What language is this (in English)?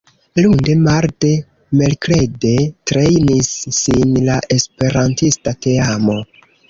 Esperanto